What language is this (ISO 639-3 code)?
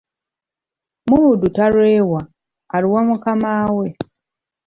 lug